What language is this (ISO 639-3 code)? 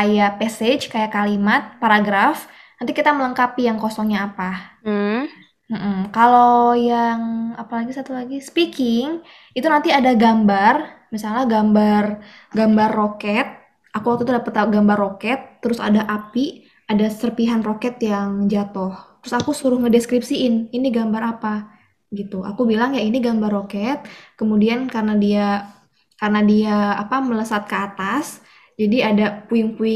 ind